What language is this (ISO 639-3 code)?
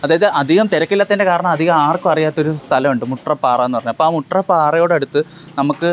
mal